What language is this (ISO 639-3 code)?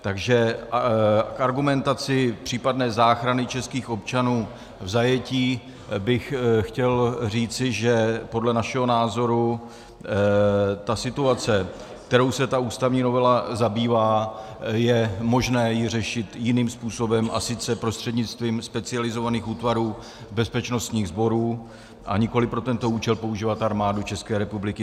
ces